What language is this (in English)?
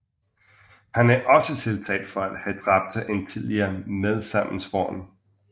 Danish